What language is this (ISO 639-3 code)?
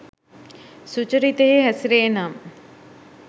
sin